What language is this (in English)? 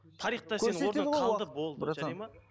Kazakh